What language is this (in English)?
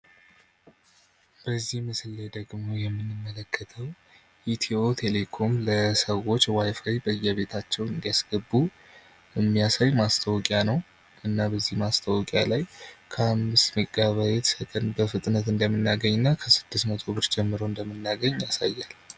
Amharic